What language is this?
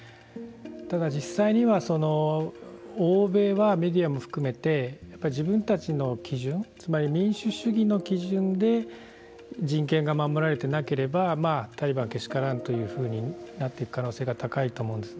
Japanese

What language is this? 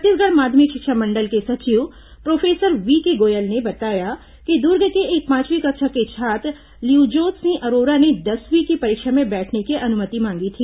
Hindi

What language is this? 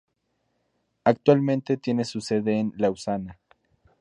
Spanish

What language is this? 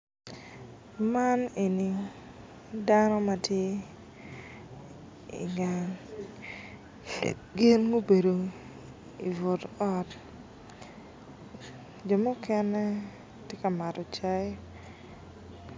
Acoli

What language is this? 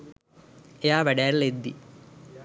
Sinhala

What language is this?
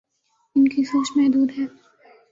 Urdu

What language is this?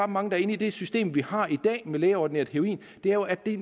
Danish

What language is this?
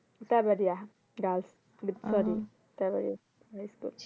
Bangla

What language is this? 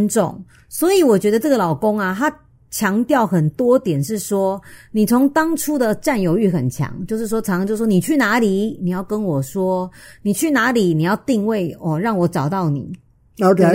Chinese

